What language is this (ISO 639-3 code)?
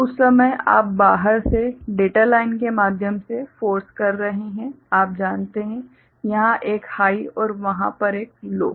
hin